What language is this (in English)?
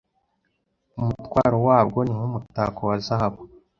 Kinyarwanda